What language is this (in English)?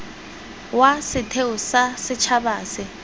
Tswana